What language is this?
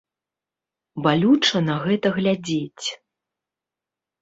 Belarusian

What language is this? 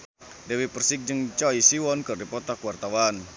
Sundanese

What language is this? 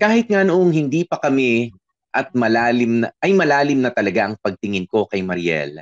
Filipino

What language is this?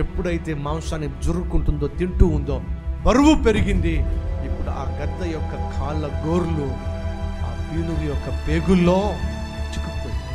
Telugu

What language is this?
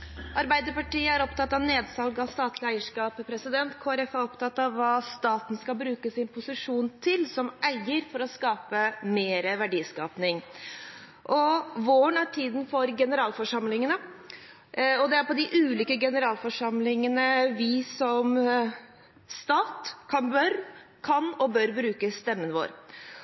Norwegian Bokmål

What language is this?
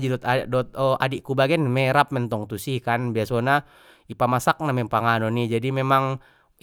Batak Mandailing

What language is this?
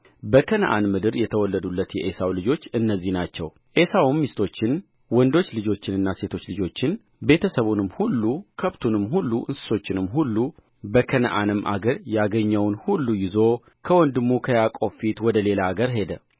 Amharic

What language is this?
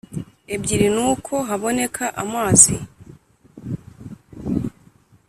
Kinyarwanda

